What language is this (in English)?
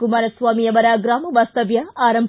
Kannada